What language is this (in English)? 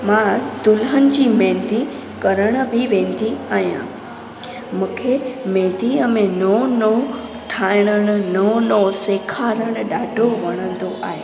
Sindhi